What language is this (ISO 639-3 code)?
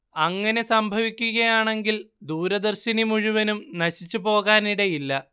mal